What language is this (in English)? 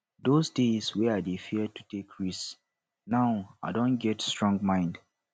Nigerian Pidgin